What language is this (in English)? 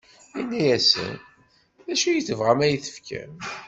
Kabyle